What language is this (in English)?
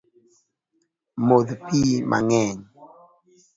Luo (Kenya and Tanzania)